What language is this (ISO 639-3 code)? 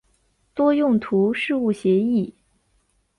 zho